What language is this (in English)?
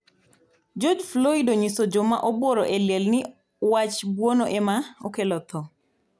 Luo (Kenya and Tanzania)